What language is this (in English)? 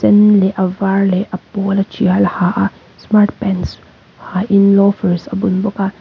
Mizo